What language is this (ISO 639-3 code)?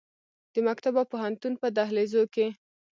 pus